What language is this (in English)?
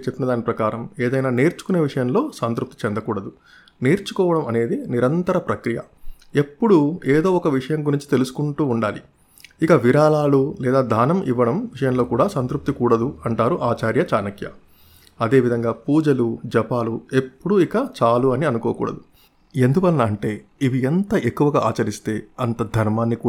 Telugu